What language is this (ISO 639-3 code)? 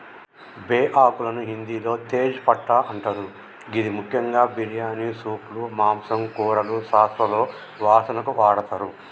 tel